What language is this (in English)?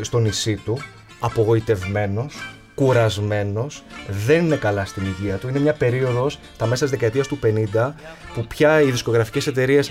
Greek